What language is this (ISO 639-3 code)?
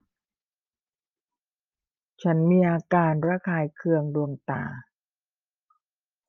tha